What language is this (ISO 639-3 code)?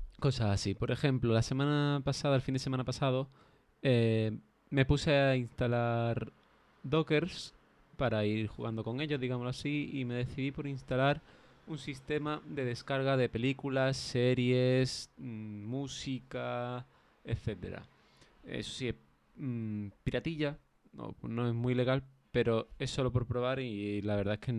spa